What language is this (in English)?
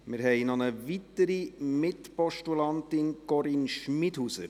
Swiss German